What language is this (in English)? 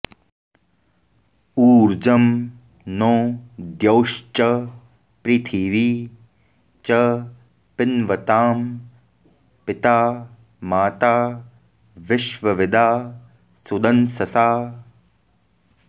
Sanskrit